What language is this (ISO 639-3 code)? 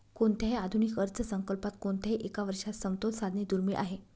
mar